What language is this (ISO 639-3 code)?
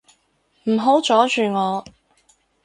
yue